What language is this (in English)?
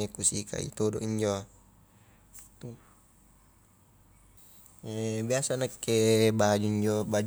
Highland Konjo